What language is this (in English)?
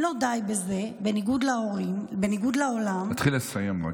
Hebrew